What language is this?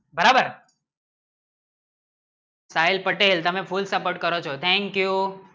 Gujarati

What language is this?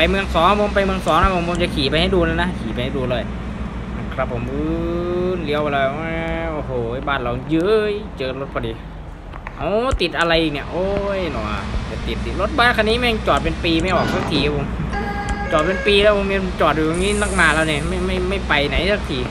Thai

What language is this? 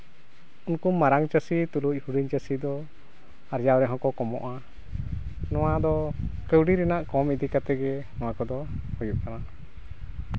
Santali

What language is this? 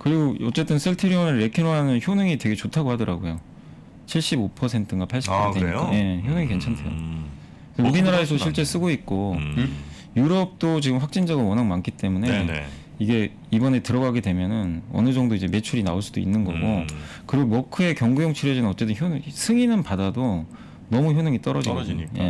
Korean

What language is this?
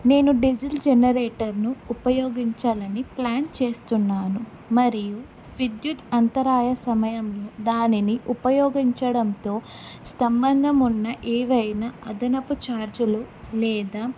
Telugu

